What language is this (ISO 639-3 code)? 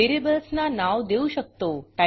mar